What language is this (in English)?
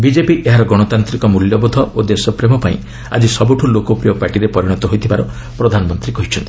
Odia